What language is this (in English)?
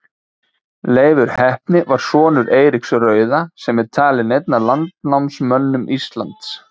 Icelandic